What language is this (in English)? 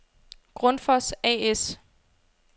Danish